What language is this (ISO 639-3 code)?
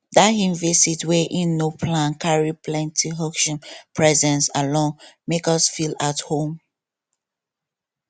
pcm